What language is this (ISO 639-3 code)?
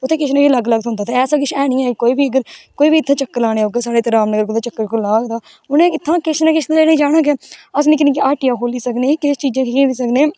doi